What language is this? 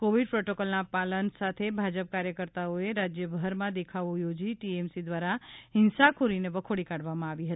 Gujarati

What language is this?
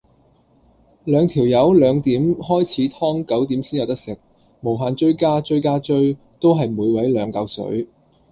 Cantonese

